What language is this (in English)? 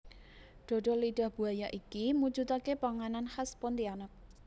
Javanese